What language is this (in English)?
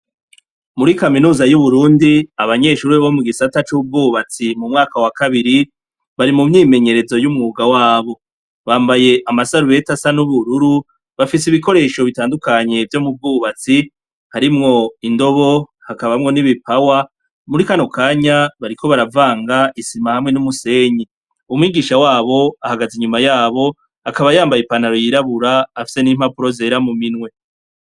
Rundi